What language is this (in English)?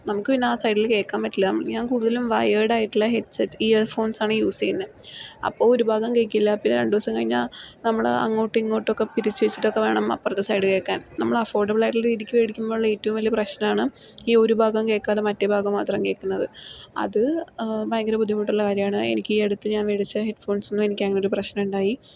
Malayalam